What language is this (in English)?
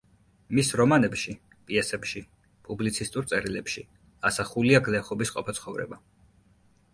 Georgian